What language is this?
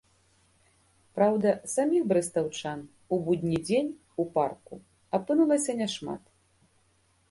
Belarusian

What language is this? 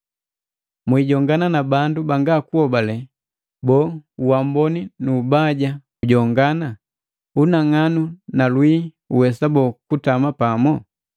Matengo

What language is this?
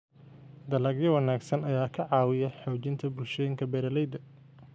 Somali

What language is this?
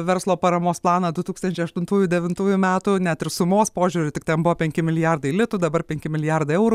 Lithuanian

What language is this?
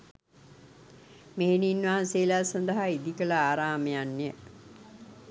Sinhala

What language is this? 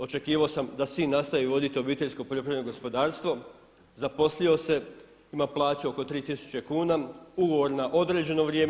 Croatian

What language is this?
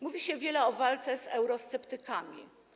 Polish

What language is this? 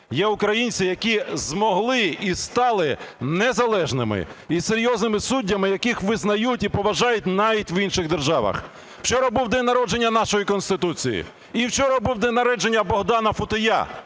Ukrainian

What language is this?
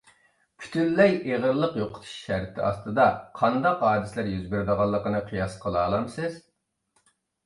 Uyghur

